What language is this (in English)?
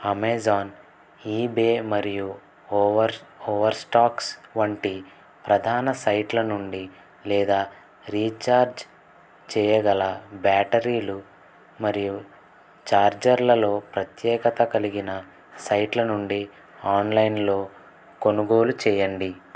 Telugu